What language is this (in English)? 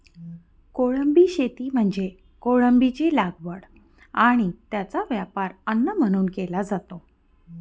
Marathi